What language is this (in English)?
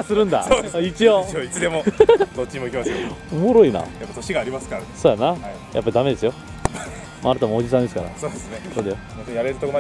Japanese